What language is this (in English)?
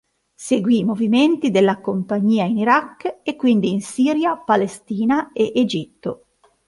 Italian